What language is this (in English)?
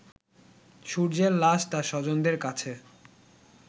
Bangla